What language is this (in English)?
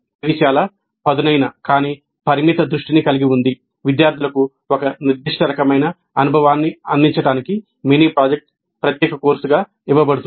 Telugu